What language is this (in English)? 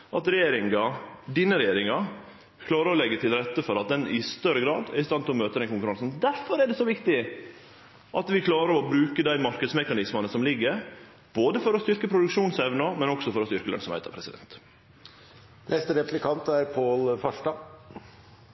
Norwegian